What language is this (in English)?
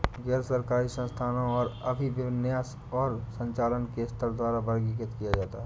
Hindi